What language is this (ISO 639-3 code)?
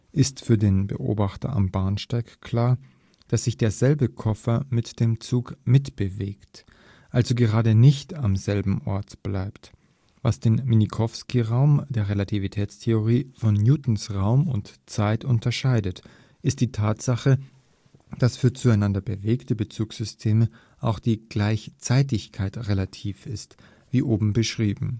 deu